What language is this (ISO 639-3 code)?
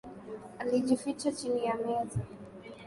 swa